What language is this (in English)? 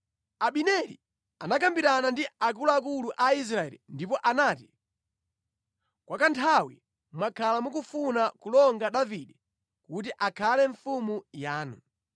Nyanja